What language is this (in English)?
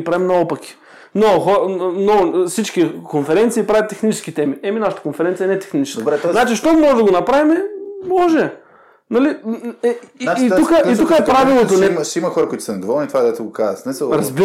Bulgarian